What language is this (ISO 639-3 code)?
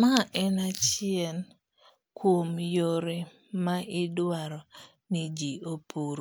luo